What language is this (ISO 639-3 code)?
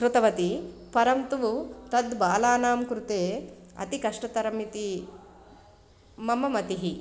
san